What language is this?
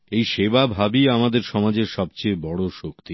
Bangla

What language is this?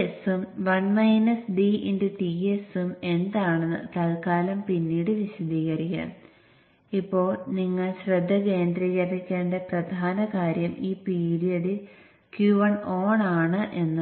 Malayalam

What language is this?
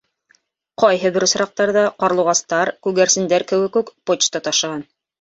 Bashkir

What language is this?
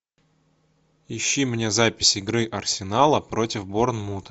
Russian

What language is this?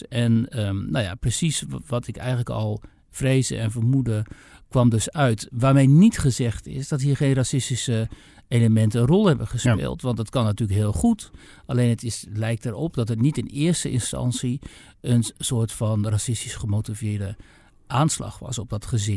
Dutch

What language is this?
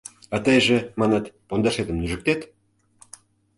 Mari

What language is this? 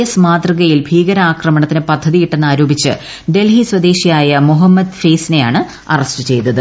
Malayalam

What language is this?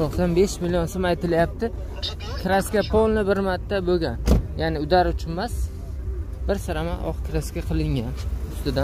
Spanish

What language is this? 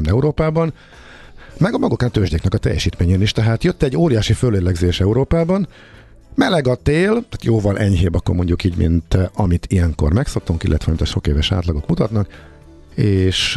Hungarian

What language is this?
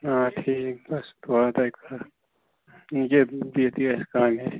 Kashmiri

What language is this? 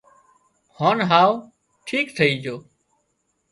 Wadiyara Koli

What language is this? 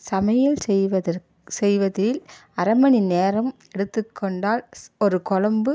Tamil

